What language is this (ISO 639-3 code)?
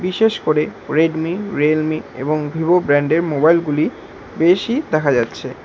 ben